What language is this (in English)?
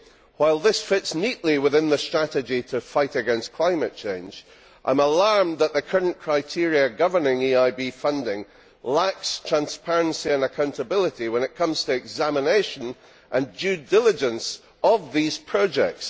English